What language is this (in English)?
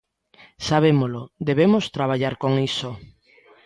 Galician